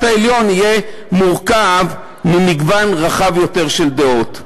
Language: Hebrew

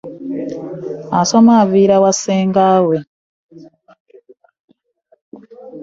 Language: Ganda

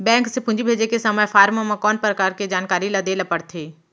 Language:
Chhattisgarhi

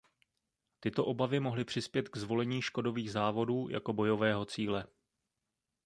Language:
Czech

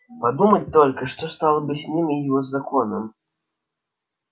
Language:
Russian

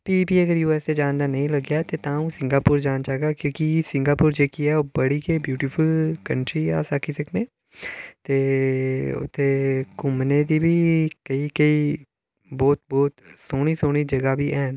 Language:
Dogri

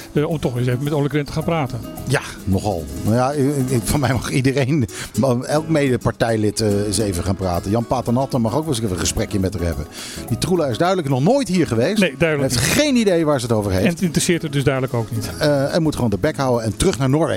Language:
Dutch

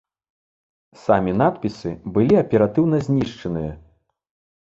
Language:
Belarusian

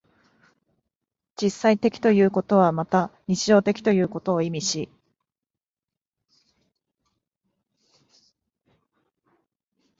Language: Japanese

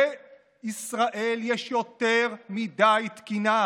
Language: Hebrew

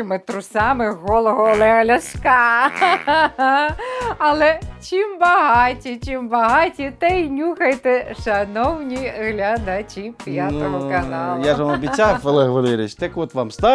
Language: Ukrainian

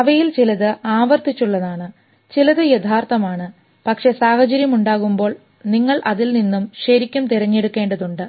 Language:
Malayalam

